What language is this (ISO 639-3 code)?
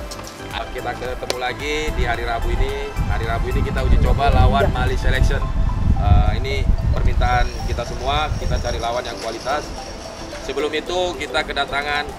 ind